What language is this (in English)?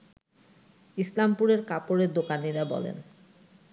Bangla